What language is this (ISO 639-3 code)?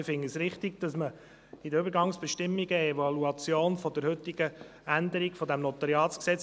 gsw